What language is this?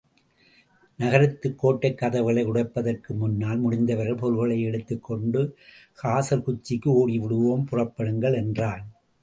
Tamil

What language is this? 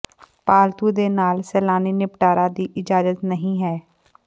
Punjabi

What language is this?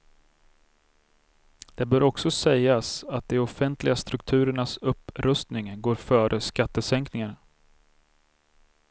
Swedish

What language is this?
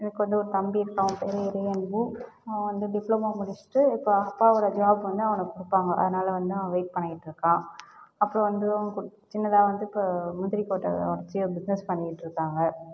Tamil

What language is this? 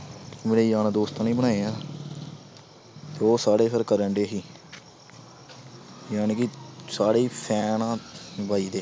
Punjabi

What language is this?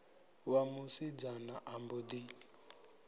Venda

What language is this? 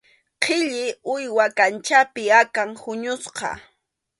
Arequipa-La Unión Quechua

